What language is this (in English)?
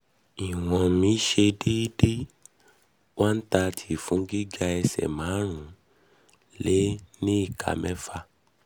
Yoruba